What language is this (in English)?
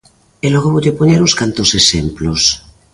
Galician